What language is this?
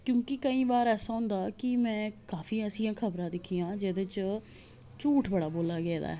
Dogri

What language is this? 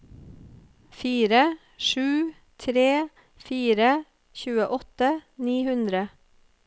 Norwegian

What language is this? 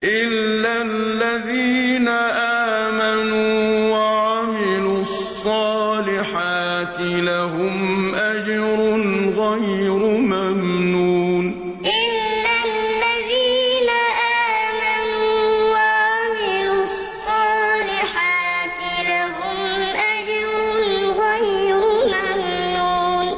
Arabic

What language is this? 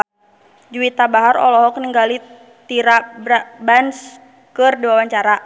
Sundanese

